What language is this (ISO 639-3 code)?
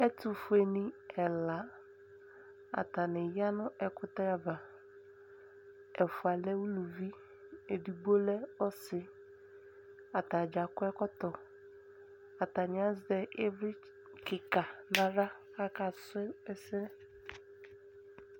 kpo